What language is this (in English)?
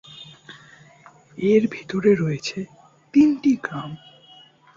Bangla